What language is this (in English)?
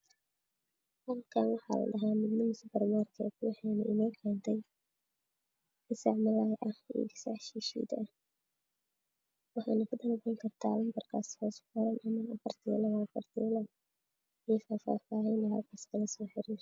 Somali